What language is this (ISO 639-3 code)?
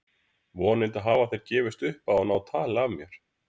isl